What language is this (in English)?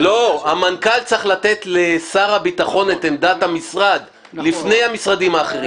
Hebrew